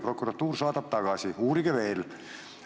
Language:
Estonian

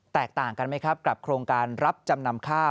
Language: Thai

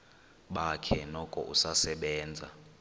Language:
Xhosa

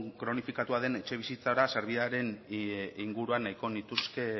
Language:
Basque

